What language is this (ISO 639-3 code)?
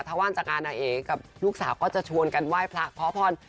tha